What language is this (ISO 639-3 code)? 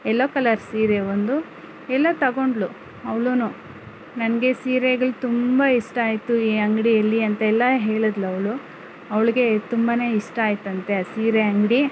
kan